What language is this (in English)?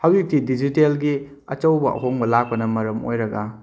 Manipuri